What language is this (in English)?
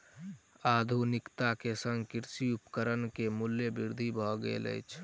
Maithili